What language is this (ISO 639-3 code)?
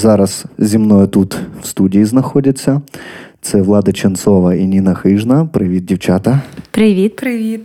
ukr